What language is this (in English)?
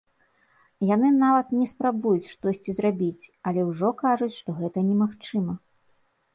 Belarusian